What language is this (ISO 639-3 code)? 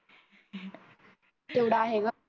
mar